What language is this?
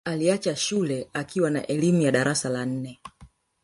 Swahili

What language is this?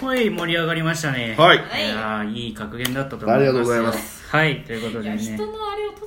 Japanese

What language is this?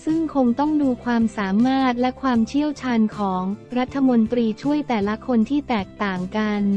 Thai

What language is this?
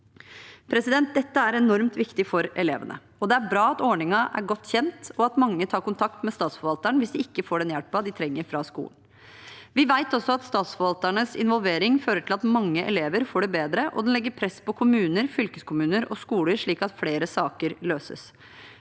Norwegian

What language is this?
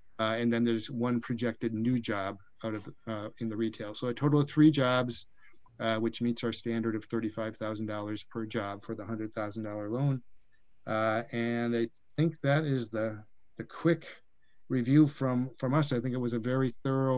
English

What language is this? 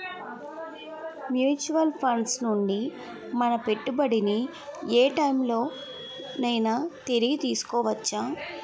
Telugu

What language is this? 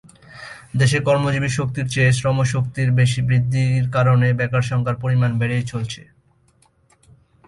Bangla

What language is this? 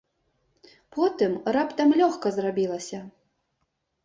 Belarusian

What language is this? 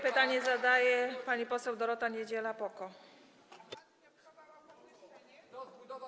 Polish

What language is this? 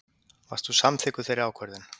Icelandic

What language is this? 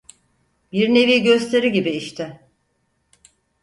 Turkish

